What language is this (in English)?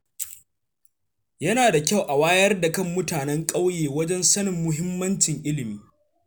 Hausa